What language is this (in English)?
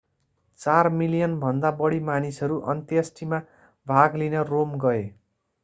Nepali